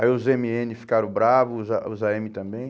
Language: Portuguese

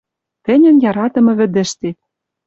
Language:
Western Mari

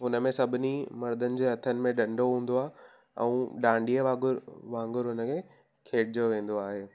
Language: Sindhi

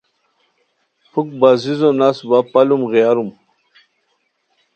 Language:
Khowar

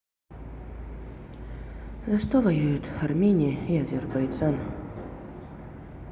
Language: Russian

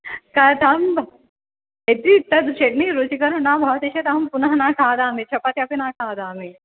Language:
Sanskrit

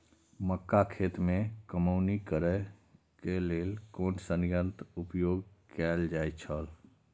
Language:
Maithili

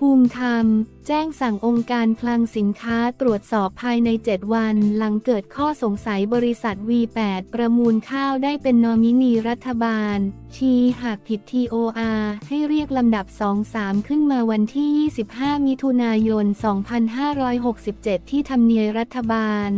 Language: Thai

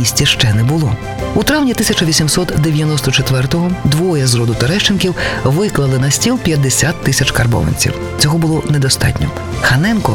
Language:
Ukrainian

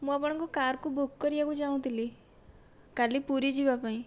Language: Odia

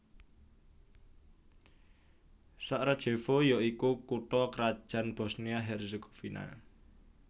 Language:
Javanese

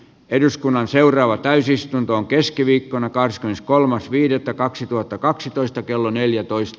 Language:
Finnish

